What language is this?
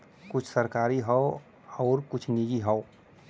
Bhojpuri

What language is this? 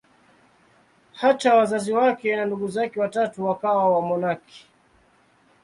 Swahili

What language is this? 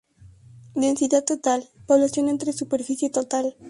Spanish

